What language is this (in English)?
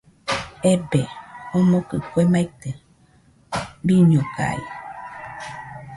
Nüpode Huitoto